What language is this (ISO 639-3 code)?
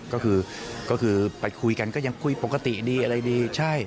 tha